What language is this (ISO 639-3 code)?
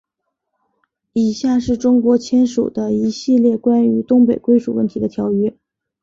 zho